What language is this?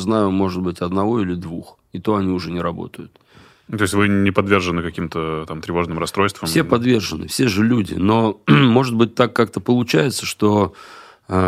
Russian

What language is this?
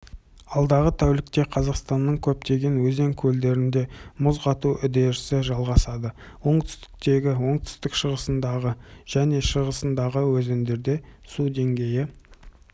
Kazakh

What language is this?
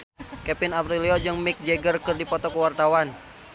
Sundanese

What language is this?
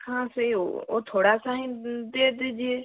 Hindi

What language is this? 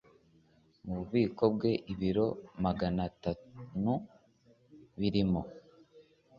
Kinyarwanda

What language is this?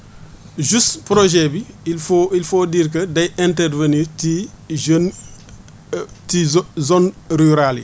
Wolof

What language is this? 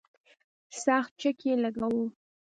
Pashto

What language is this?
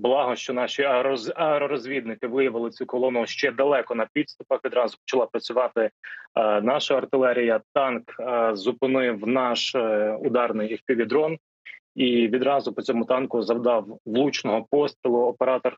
Ukrainian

